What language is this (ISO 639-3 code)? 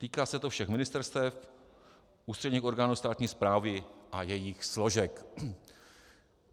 ces